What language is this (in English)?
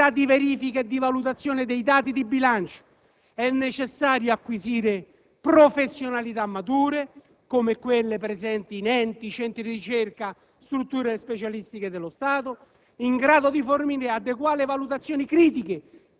Italian